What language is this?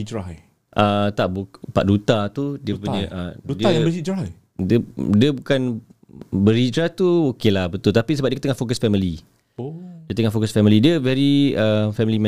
Malay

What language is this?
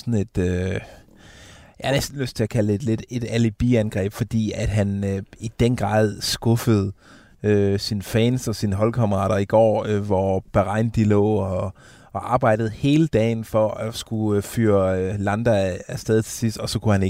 Danish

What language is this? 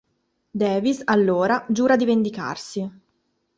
Italian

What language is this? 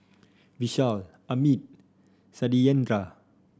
English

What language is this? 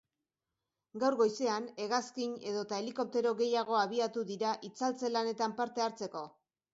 Basque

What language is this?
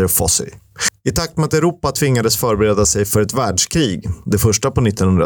Swedish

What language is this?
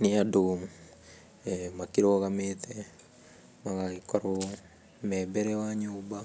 Kikuyu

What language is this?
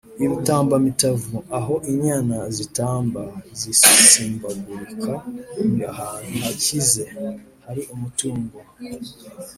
Kinyarwanda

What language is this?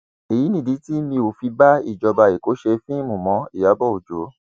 Yoruba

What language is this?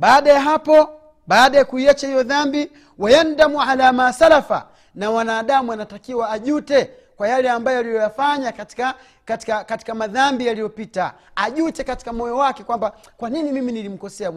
Swahili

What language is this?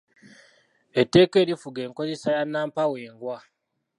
Ganda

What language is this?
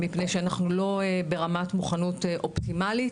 Hebrew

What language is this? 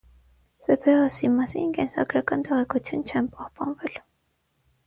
Armenian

